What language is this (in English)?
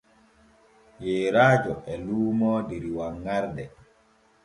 Borgu Fulfulde